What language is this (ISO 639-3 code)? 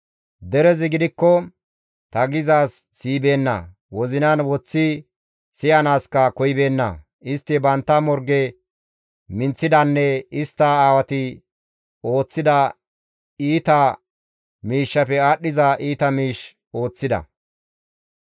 gmv